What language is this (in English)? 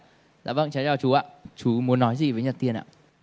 Vietnamese